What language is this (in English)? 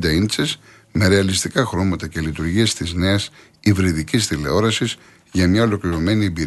Greek